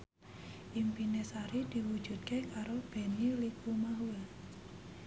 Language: Javanese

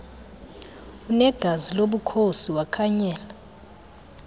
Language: Xhosa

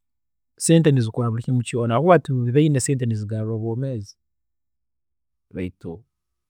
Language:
Tooro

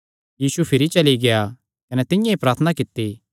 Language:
Kangri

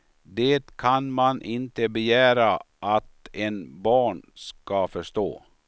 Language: Swedish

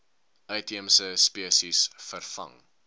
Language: Afrikaans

